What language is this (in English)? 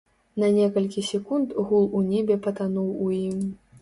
Belarusian